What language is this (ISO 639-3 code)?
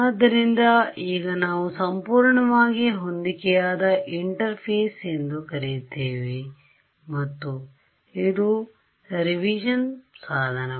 kan